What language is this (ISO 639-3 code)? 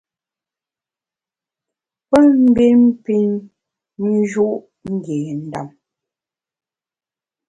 bax